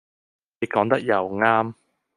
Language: Cantonese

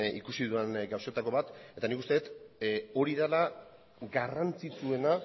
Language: Basque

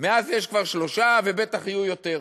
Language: Hebrew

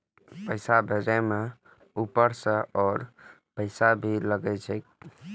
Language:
Maithili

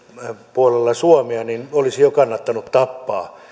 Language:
Finnish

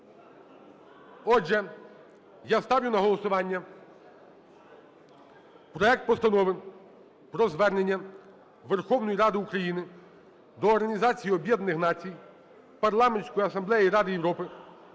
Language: Ukrainian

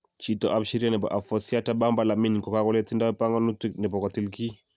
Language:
Kalenjin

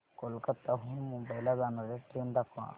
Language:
Marathi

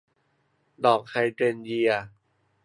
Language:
Thai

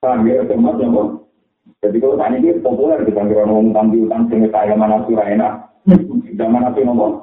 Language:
Malay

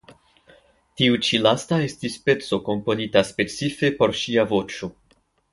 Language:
Esperanto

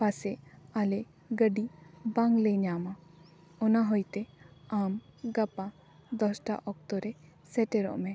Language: Santali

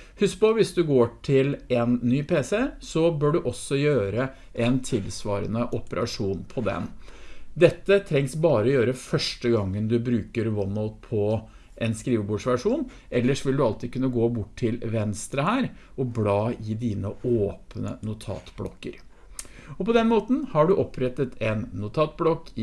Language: Norwegian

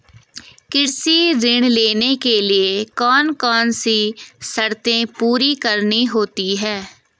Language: Hindi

